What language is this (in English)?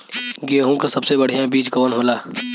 Bhojpuri